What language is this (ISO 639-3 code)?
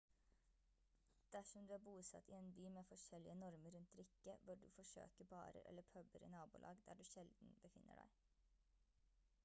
nob